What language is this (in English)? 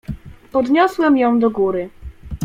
Polish